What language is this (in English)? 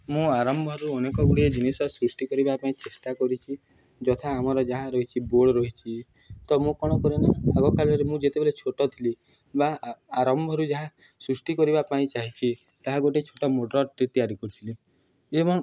Odia